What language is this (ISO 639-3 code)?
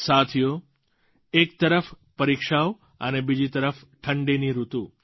guj